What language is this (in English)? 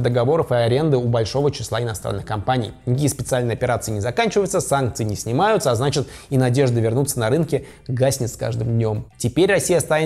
Russian